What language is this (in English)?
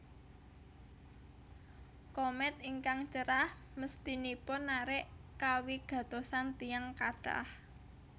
Javanese